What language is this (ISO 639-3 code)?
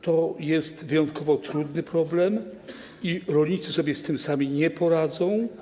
pol